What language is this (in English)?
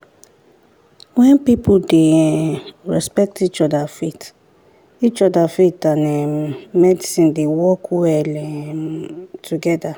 Nigerian Pidgin